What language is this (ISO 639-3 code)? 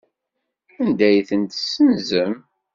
kab